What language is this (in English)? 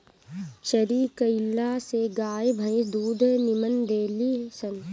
Bhojpuri